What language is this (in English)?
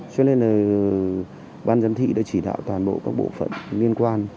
Vietnamese